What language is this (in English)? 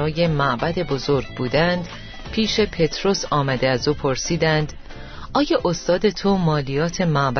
Persian